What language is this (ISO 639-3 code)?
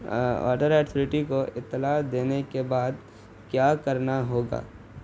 urd